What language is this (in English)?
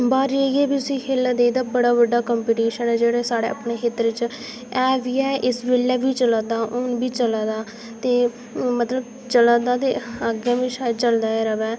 Dogri